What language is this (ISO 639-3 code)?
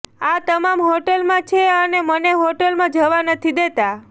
guj